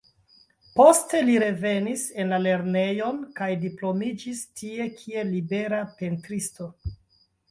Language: Esperanto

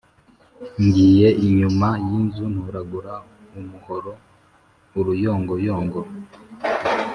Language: Kinyarwanda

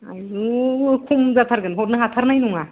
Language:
Bodo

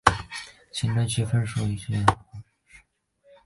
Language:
Chinese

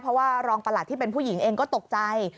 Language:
Thai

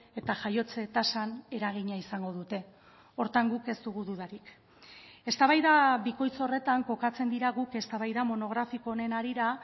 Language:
Basque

